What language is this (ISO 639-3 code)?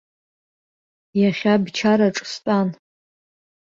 abk